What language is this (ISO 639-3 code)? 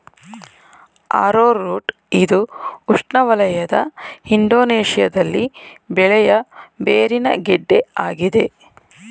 kan